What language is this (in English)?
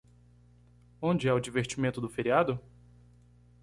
Portuguese